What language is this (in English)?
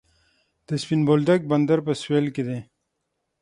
Pashto